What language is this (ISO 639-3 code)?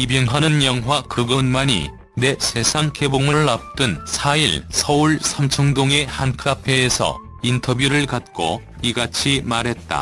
kor